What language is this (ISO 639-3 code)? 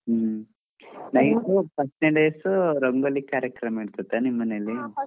kan